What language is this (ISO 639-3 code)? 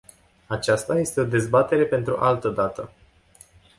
ron